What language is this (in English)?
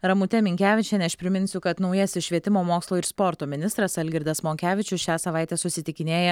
Lithuanian